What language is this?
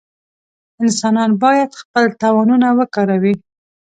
Pashto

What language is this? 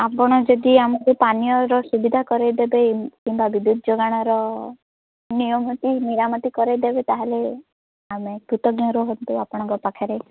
Odia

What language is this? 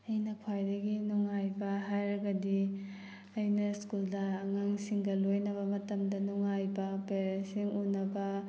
Manipuri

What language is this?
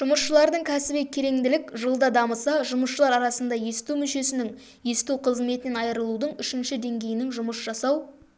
Kazakh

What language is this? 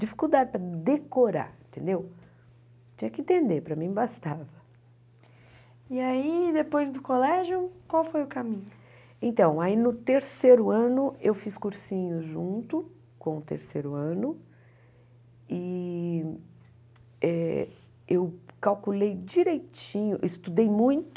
Portuguese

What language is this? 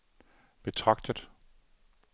Danish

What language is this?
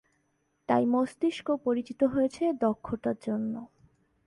Bangla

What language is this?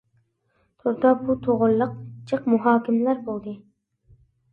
Uyghur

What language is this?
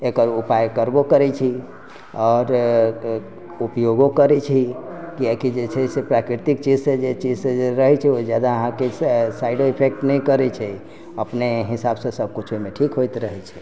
Maithili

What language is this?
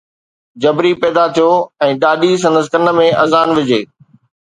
Sindhi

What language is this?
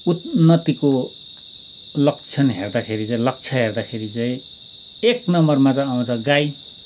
Nepali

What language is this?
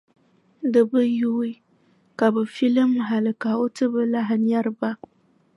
Dagbani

